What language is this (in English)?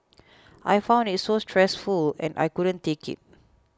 English